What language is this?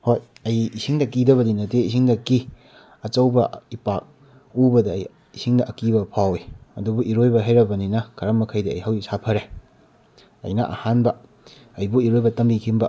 Manipuri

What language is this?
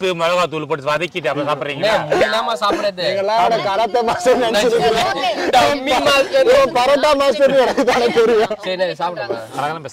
Korean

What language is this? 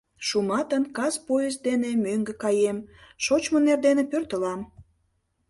Mari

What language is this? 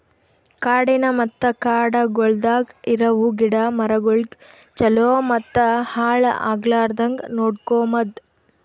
Kannada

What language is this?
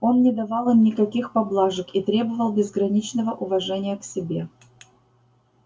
Russian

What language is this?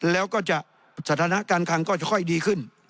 Thai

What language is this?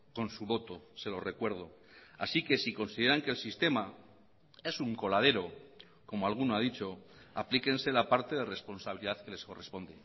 Spanish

